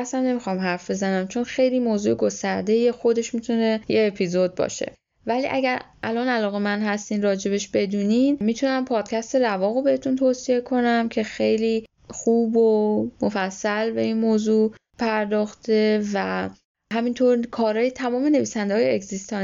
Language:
Persian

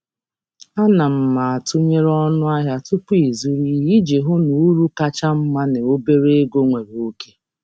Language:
Igbo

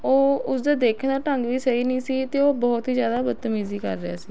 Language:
Punjabi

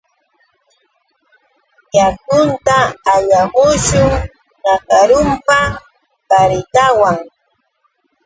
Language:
Yauyos Quechua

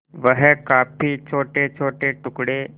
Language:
Hindi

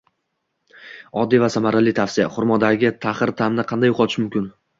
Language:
Uzbek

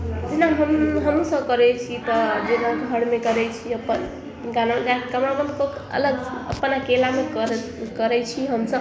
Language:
Maithili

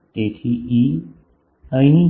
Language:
Gujarati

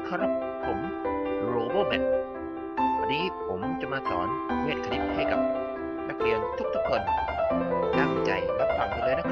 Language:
Thai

